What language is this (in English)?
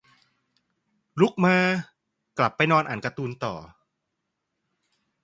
Thai